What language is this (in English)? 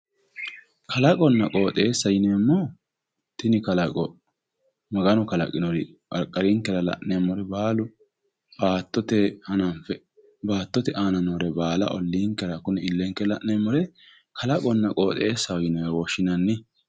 Sidamo